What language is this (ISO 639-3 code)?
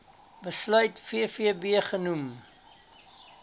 afr